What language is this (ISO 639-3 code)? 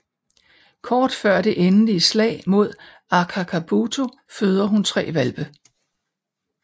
dan